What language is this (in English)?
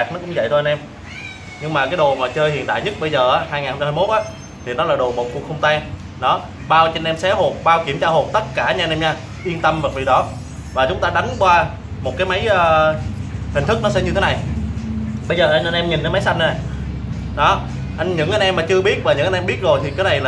Vietnamese